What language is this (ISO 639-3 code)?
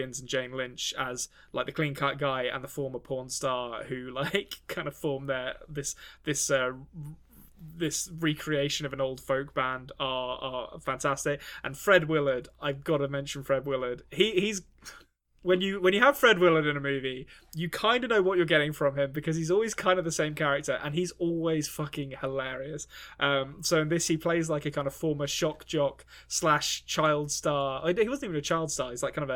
eng